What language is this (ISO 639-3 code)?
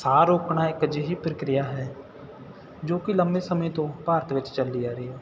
pan